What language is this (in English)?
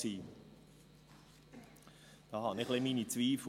Swiss German